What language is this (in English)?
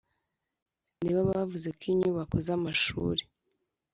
Kinyarwanda